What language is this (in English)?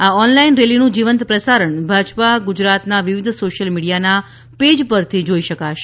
Gujarati